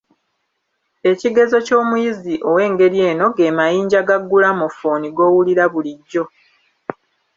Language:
Ganda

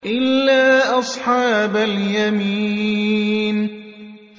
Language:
Arabic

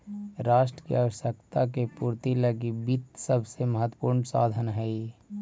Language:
Magahi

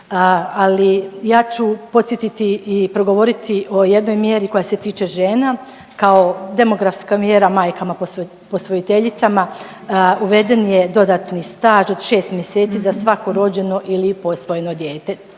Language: Croatian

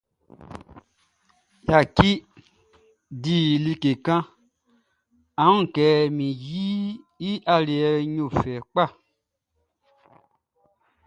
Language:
Baoulé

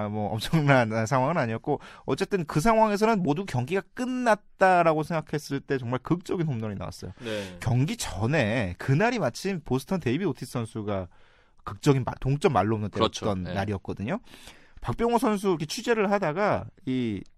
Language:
Korean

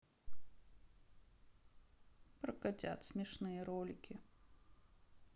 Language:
Russian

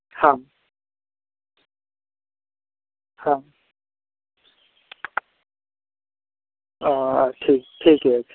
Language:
Maithili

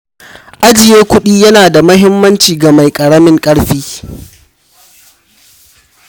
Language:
Hausa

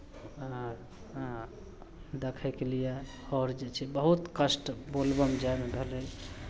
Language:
Maithili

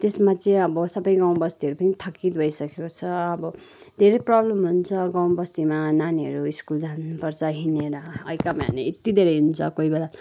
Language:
Nepali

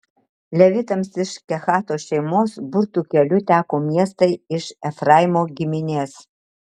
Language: Lithuanian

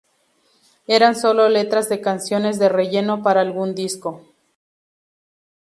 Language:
Spanish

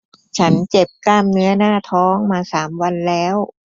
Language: Thai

